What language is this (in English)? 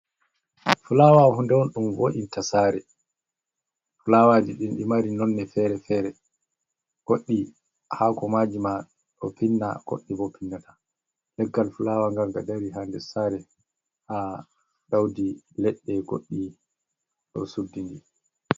Fula